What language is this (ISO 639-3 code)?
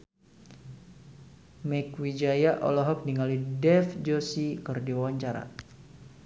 sun